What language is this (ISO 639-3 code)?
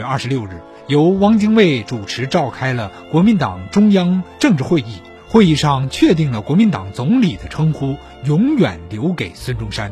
zho